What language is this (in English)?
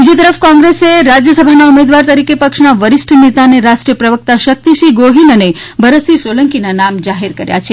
Gujarati